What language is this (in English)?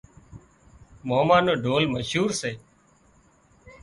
Wadiyara Koli